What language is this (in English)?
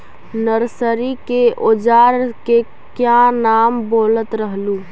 Magahi